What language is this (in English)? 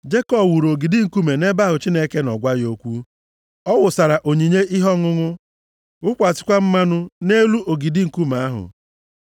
Igbo